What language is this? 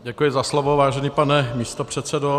Czech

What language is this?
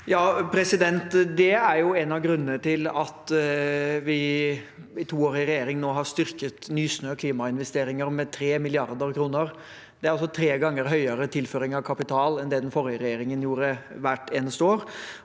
Norwegian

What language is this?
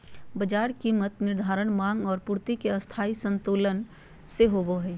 Magahi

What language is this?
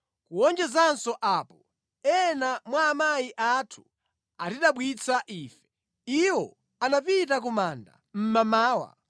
Nyanja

